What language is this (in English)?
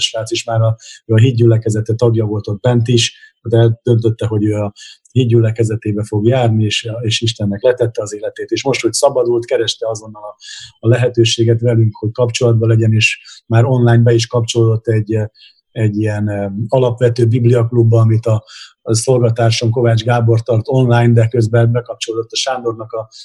Hungarian